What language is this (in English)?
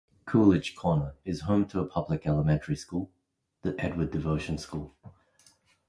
English